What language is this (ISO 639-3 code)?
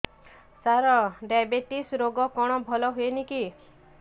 ori